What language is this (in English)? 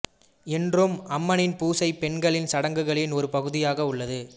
Tamil